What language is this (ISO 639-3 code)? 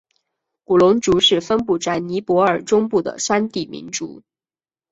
zho